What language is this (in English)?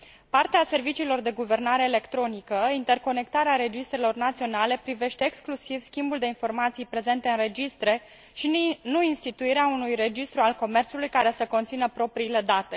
Romanian